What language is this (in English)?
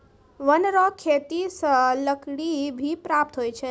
Maithili